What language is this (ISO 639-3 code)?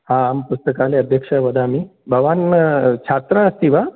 san